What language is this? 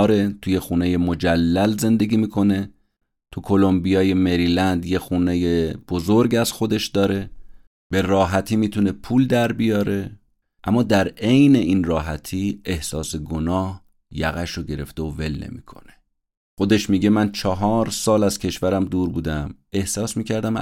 Persian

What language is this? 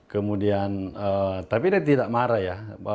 Indonesian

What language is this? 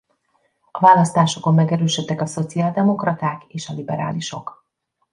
Hungarian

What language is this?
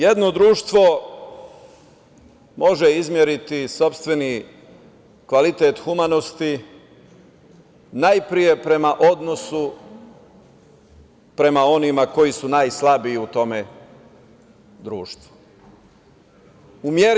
Serbian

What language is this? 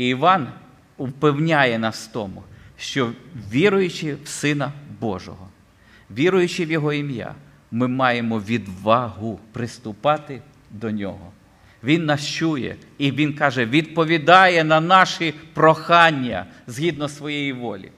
Ukrainian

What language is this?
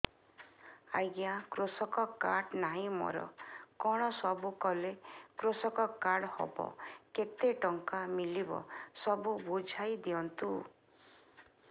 Odia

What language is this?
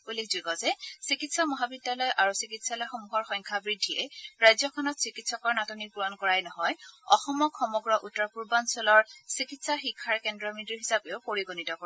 Assamese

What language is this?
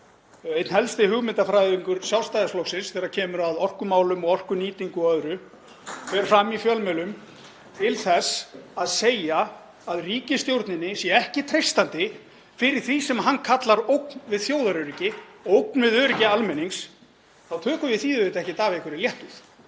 Icelandic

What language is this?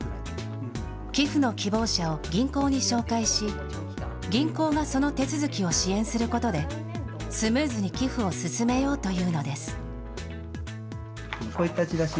Japanese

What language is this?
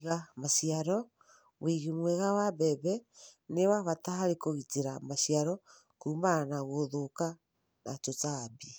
Kikuyu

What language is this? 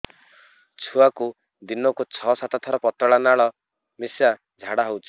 Odia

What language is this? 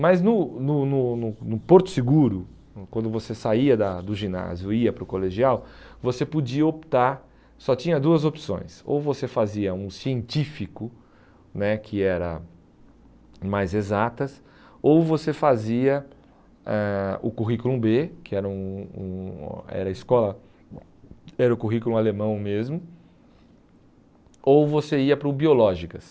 Portuguese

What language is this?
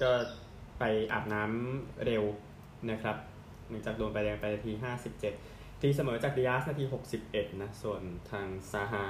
Thai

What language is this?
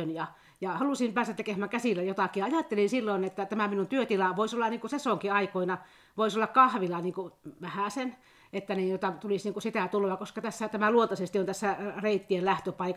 Finnish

